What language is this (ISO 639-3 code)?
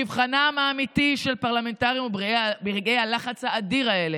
heb